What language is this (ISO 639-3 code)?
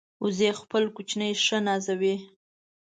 pus